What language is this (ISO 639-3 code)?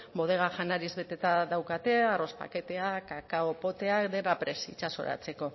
eus